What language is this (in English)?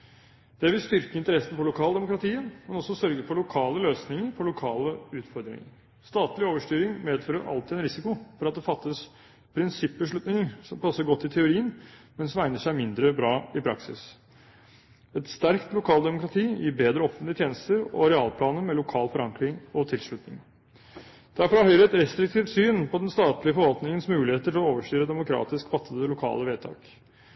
Norwegian Bokmål